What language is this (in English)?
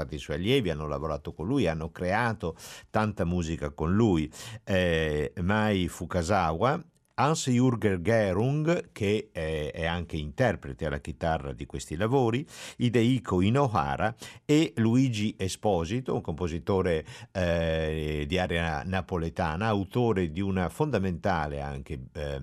Italian